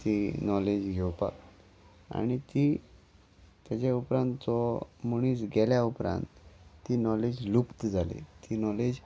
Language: Konkani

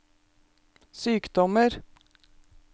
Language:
Norwegian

